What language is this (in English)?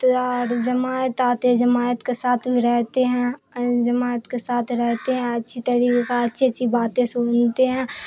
Urdu